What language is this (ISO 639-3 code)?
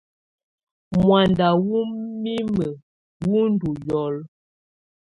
tvu